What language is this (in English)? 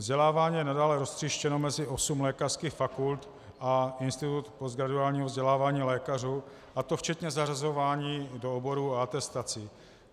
Czech